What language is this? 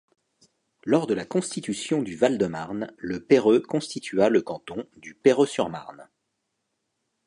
French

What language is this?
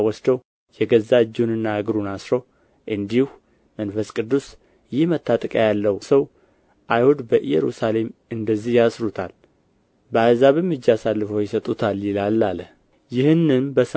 Amharic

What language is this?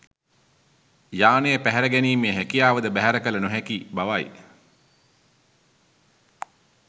Sinhala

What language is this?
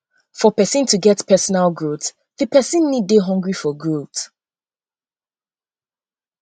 Nigerian Pidgin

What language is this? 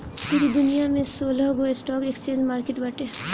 Bhojpuri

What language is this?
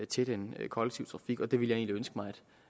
Danish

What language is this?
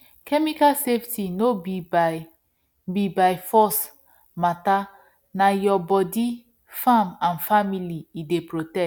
Nigerian Pidgin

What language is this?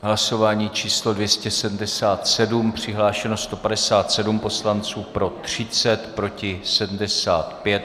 Czech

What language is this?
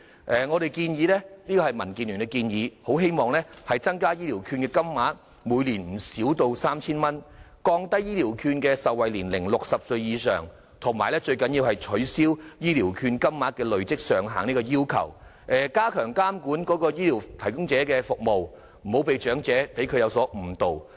Cantonese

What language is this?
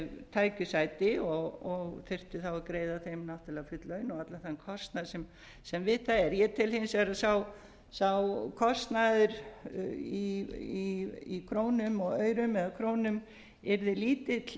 Icelandic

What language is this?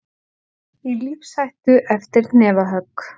Icelandic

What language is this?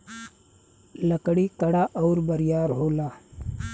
Bhojpuri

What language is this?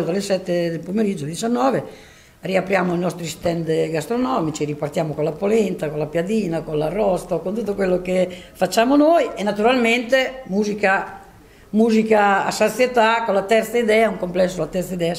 Italian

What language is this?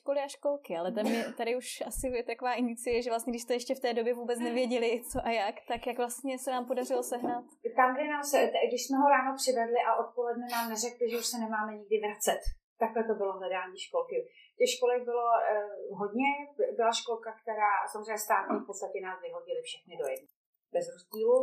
Czech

